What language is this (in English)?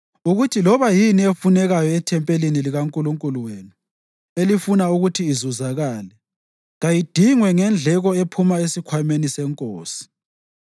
North Ndebele